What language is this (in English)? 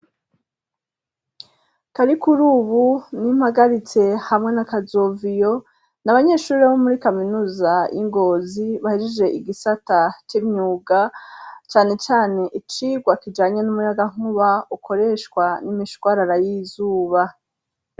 Rundi